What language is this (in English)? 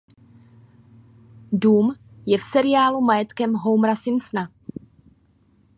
Czech